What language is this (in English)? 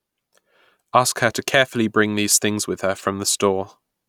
English